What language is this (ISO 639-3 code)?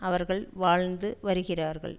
tam